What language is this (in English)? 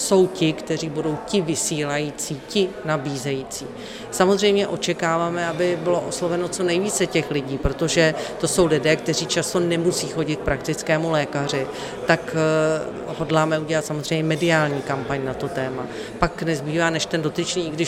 Czech